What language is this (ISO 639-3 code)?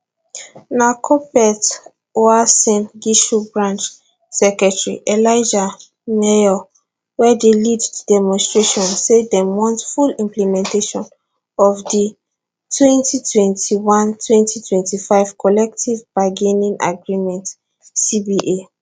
pcm